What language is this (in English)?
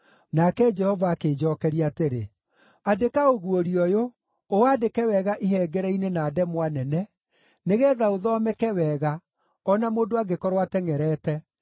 Kikuyu